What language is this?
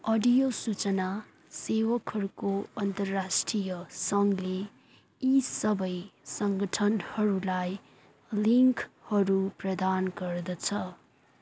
Nepali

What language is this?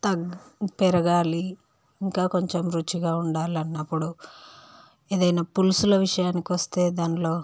Telugu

